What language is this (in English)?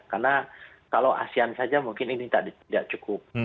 Indonesian